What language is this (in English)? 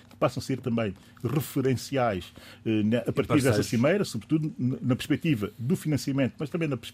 Portuguese